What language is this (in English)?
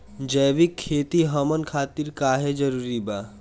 Bhojpuri